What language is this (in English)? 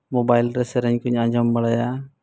Santali